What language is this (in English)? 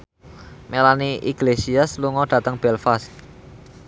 Javanese